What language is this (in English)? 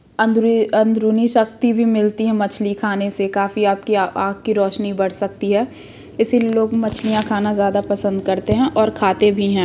Hindi